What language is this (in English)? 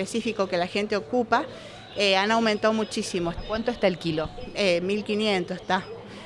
Spanish